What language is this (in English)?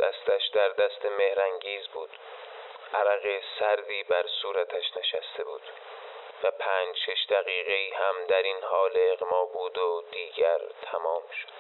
Persian